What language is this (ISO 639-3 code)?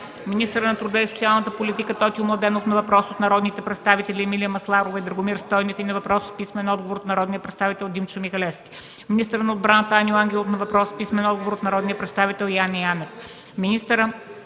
bul